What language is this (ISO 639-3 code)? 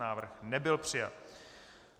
ces